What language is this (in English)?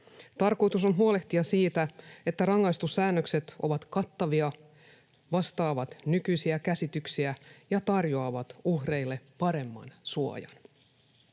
Finnish